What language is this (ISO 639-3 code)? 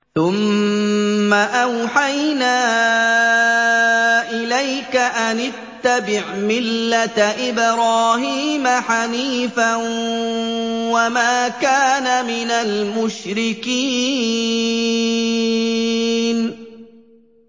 ara